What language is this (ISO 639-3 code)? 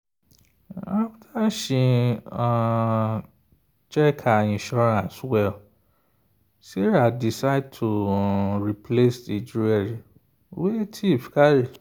pcm